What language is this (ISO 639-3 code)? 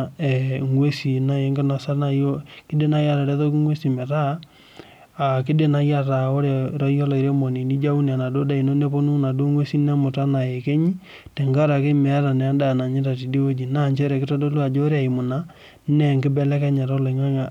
mas